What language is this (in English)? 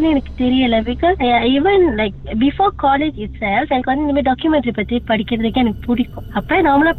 Tamil